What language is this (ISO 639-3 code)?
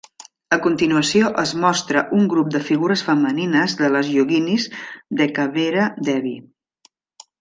cat